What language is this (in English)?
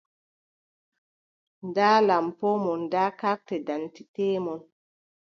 Adamawa Fulfulde